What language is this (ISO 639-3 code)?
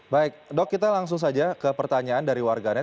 ind